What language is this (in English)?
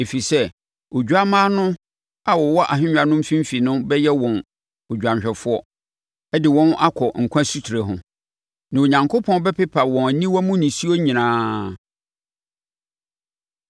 Akan